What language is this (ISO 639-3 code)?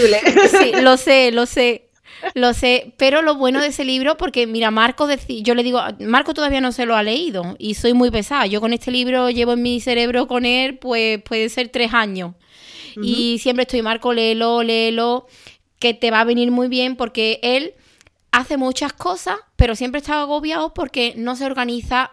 spa